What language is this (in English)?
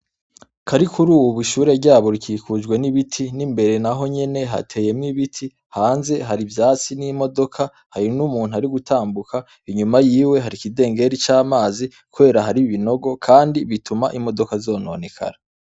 Rundi